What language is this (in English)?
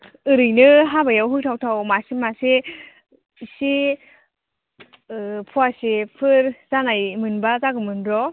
Bodo